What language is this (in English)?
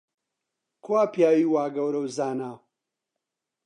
Central Kurdish